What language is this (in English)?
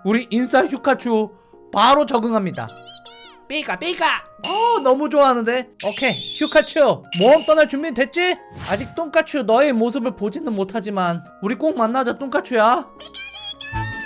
Korean